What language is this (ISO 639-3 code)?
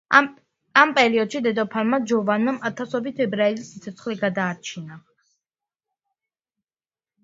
kat